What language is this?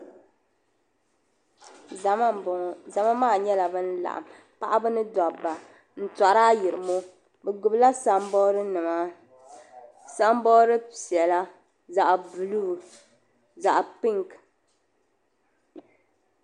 Dagbani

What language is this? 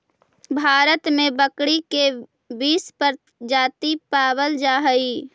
Magahi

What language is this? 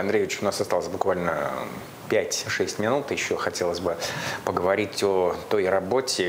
Russian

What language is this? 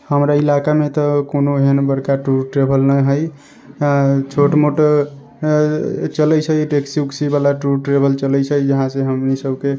Maithili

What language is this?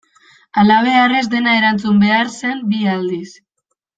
Basque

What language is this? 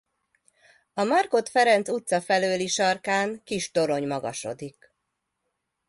Hungarian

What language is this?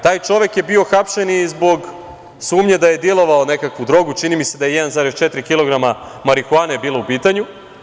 Serbian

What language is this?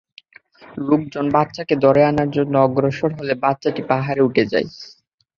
Bangla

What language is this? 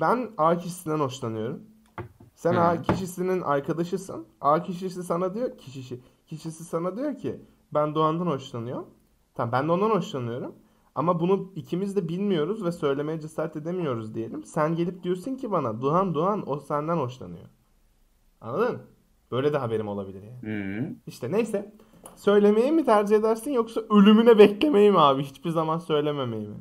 Turkish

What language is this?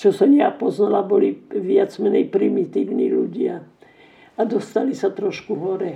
Slovak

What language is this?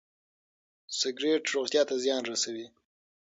Pashto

